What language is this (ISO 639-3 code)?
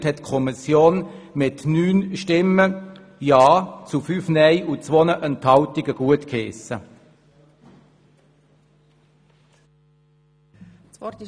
gsw